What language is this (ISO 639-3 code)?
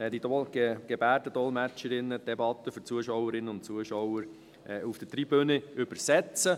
gsw